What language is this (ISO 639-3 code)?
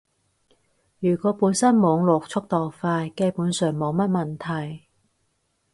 yue